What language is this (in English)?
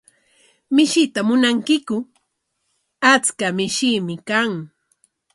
Corongo Ancash Quechua